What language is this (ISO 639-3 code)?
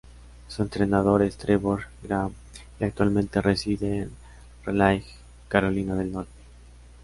spa